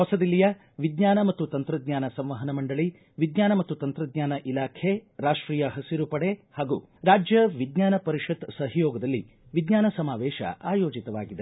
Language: Kannada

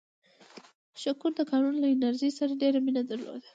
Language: Pashto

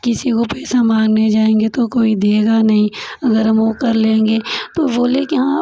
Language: Hindi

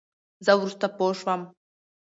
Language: Pashto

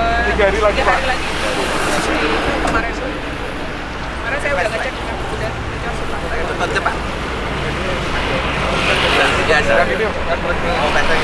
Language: Indonesian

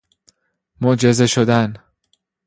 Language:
Persian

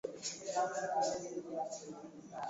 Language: Swahili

